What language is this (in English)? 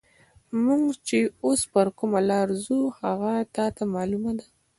Pashto